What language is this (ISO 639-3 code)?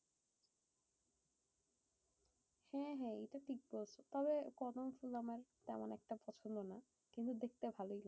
ben